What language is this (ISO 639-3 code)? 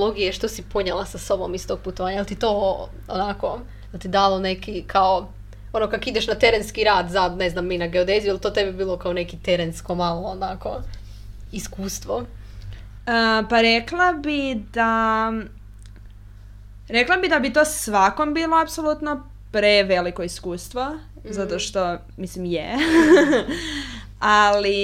hrv